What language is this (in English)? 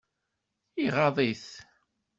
Kabyle